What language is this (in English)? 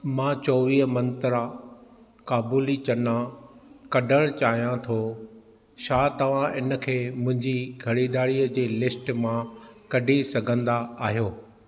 Sindhi